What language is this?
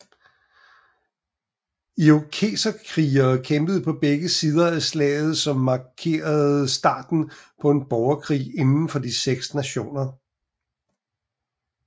Danish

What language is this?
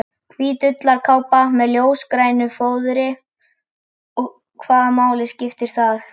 Icelandic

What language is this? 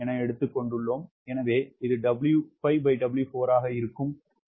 Tamil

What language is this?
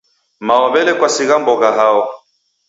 Taita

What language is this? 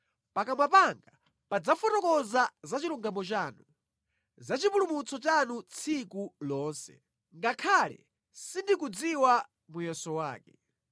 Nyanja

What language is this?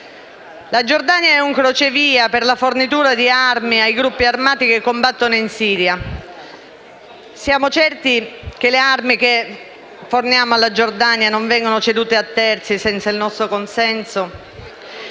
Italian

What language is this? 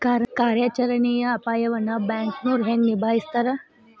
Kannada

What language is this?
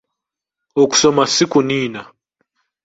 Ganda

